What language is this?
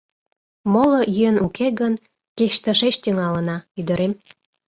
Mari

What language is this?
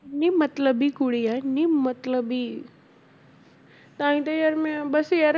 Punjabi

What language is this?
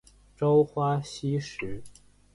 Chinese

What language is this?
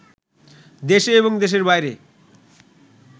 Bangla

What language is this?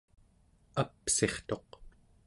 Central Yupik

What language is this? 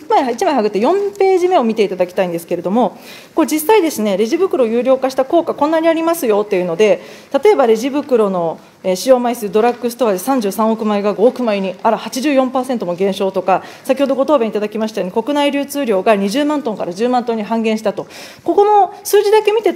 Japanese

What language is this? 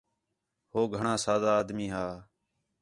Khetrani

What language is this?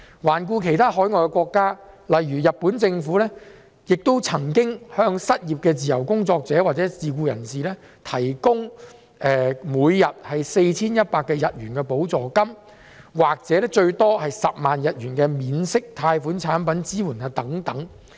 Cantonese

